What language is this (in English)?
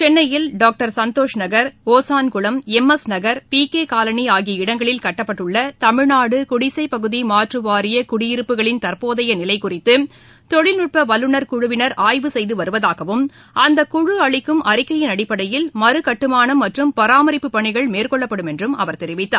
Tamil